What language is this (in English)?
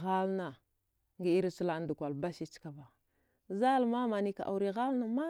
Dghwede